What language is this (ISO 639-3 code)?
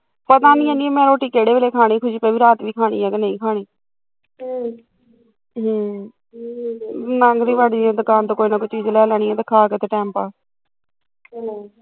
pan